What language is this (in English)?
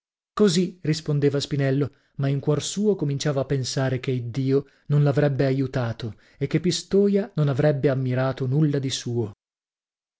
Italian